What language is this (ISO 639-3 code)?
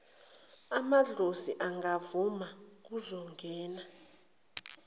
zul